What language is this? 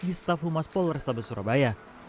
Indonesian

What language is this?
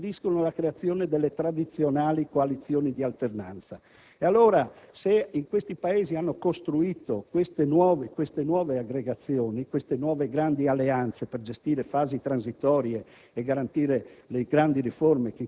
Italian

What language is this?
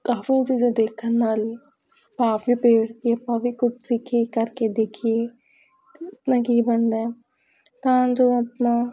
Punjabi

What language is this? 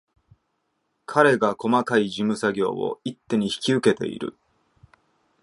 Japanese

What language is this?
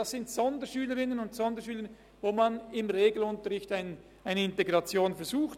Swiss German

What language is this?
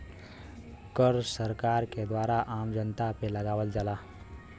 Bhojpuri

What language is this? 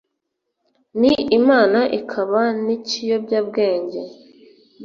Kinyarwanda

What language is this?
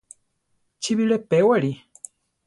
Central Tarahumara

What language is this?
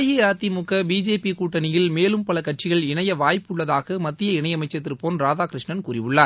Tamil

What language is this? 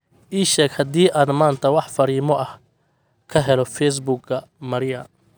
Somali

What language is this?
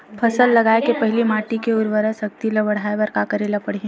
Chhattisgarhi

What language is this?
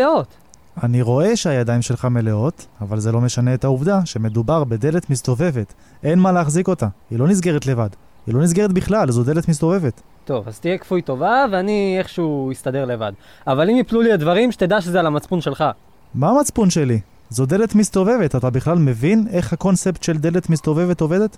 Hebrew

